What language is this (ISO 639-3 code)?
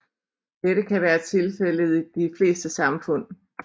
dan